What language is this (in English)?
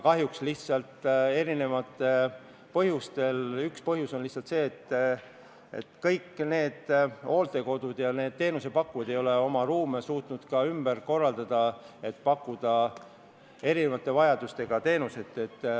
Estonian